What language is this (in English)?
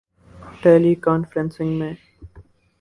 Urdu